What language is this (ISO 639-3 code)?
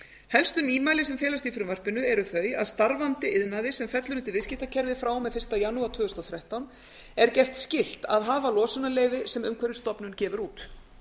isl